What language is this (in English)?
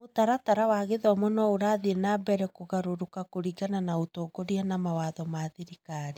Kikuyu